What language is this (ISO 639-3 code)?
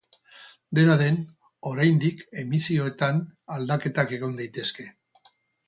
eus